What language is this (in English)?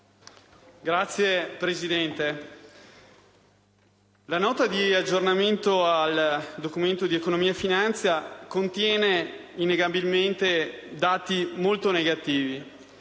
Italian